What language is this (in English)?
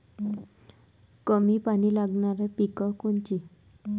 Marathi